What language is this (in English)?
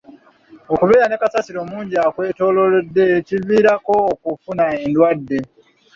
Ganda